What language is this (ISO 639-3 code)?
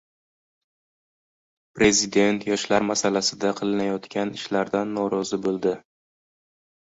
uzb